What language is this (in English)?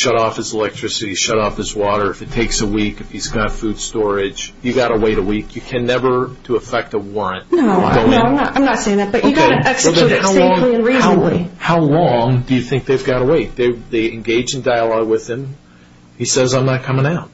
English